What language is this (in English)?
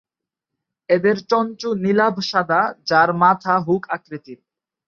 Bangla